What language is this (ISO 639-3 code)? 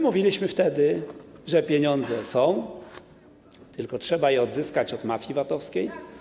pol